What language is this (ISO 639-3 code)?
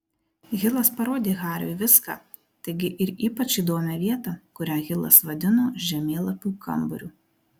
lit